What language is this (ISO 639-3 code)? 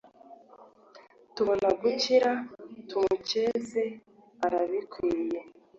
kin